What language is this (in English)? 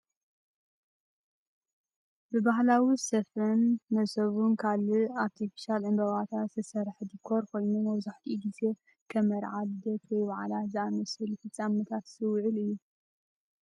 Tigrinya